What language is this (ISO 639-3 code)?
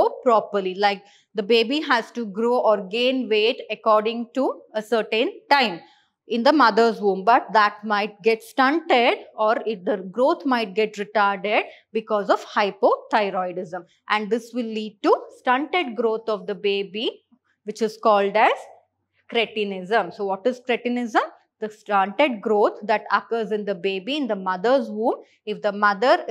eng